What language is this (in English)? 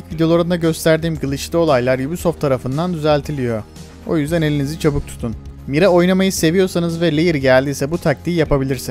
Turkish